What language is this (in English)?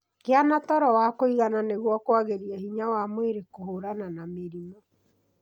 Kikuyu